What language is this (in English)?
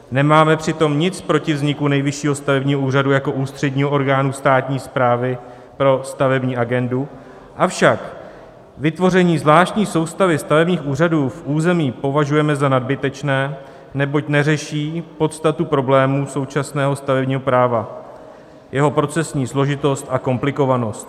Czech